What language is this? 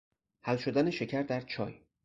Persian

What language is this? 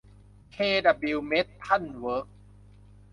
Thai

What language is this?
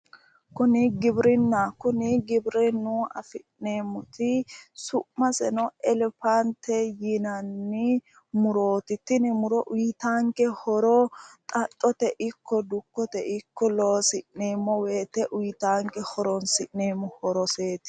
Sidamo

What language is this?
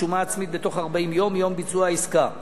Hebrew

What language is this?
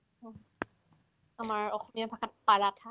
Assamese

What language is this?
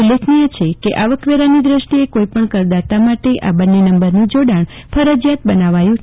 Gujarati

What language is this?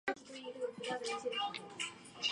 Chinese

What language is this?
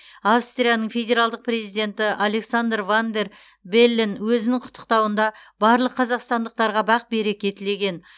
Kazakh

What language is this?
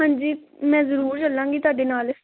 Punjabi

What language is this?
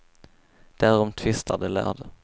Swedish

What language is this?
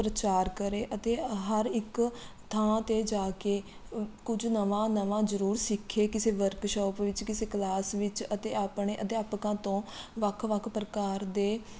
Punjabi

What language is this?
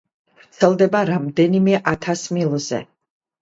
Georgian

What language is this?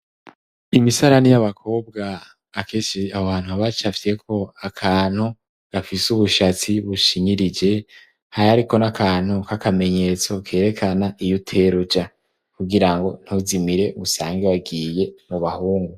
Rundi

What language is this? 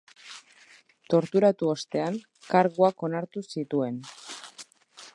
Basque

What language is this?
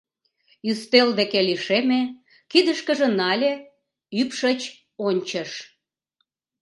Mari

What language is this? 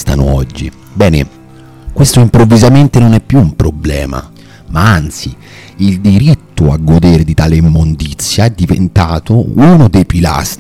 Italian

